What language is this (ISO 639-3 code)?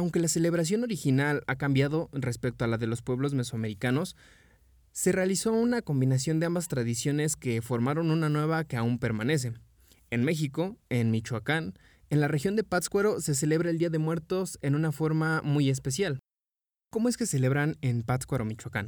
spa